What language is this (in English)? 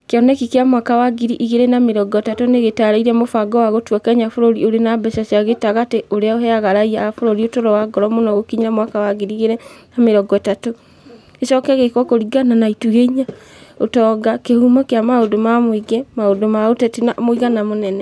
Kikuyu